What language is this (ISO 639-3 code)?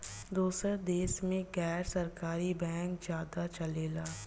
bho